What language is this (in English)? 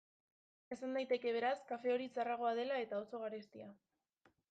Basque